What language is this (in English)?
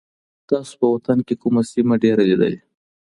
Pashto